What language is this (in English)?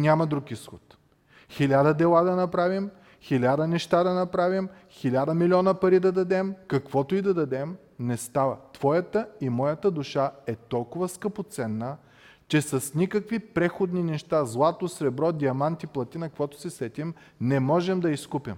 Bulgarian